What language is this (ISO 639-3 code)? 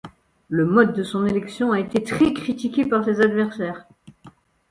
fra